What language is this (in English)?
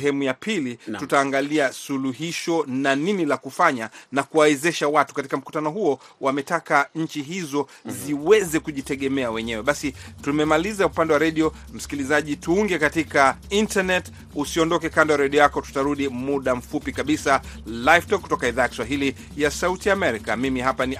Swahili